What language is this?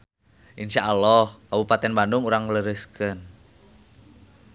Sundanese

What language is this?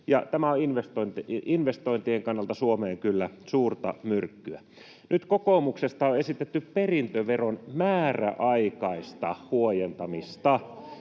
Finnish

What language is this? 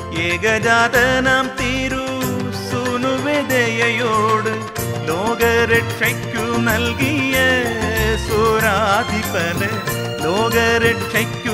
Hindi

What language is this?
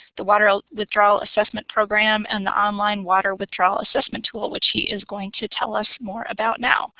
English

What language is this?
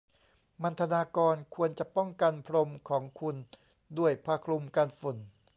Thai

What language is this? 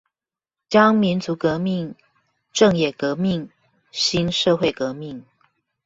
Chinese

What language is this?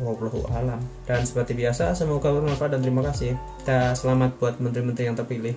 Indonesian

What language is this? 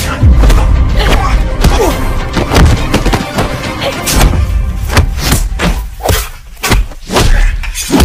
Indonesian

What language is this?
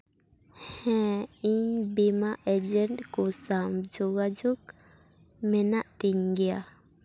Santali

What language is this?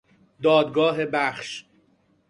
Persian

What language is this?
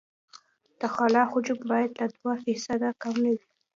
Pashto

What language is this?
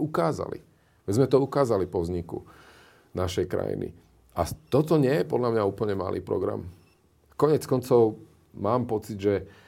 Slovak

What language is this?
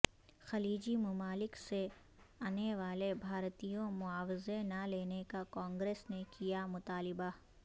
Urdu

